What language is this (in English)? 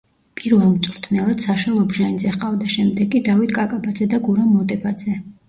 Georgian